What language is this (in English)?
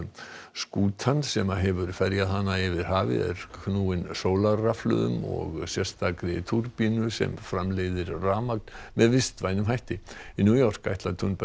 Icelandic